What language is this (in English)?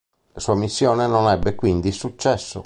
Italian